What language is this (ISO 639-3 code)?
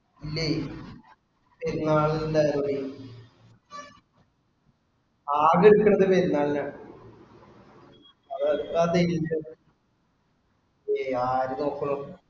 mal